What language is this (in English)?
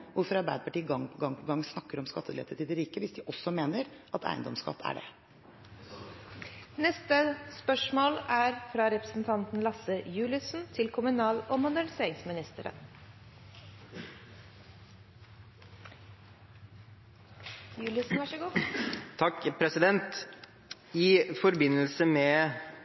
Norwegian